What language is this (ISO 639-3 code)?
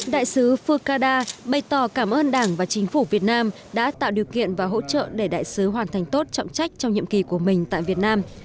vie